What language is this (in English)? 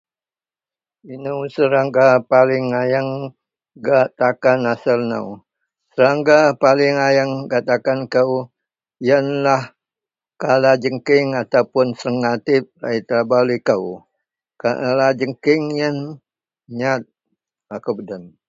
Central Melanau